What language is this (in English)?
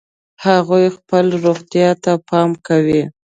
Pashto